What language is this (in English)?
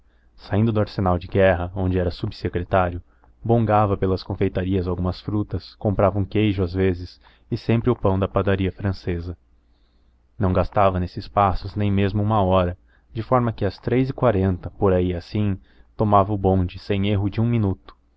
Portuguese